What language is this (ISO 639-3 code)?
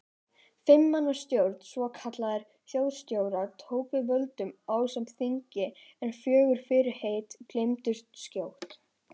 isl